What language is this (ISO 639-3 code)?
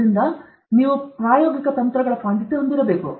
kan